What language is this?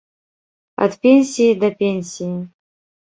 Belarusian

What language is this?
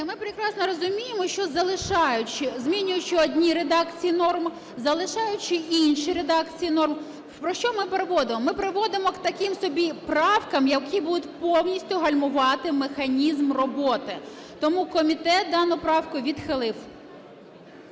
Ukrainian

